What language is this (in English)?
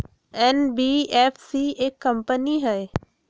Magahi